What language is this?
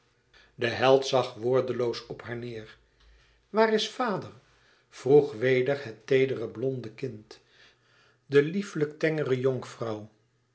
Dutch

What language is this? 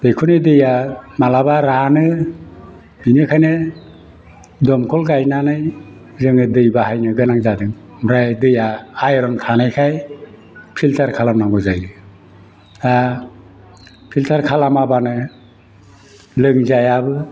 Bodo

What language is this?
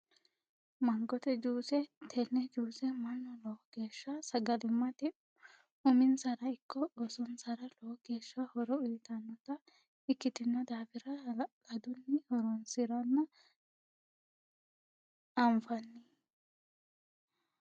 Sidamo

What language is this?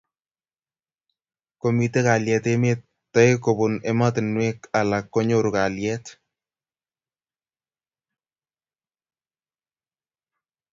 Kalenjin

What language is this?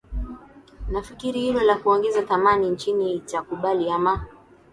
Swahili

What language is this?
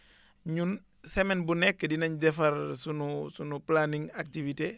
Wolof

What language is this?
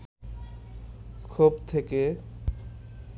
Bangla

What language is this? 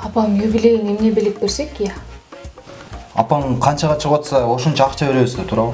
Turkish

